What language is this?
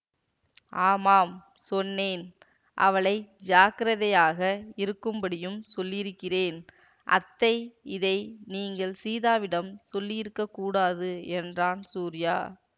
Tamil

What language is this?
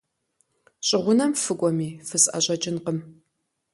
Kabardian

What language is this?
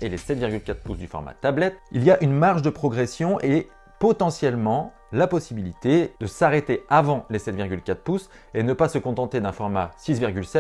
French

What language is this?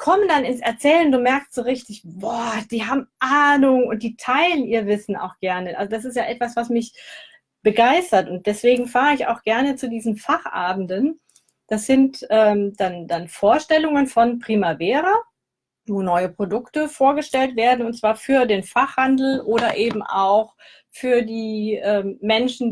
German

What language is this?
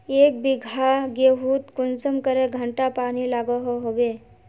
Magahi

